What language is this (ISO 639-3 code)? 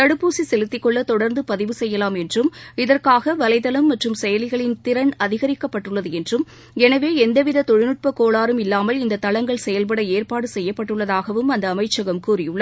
tam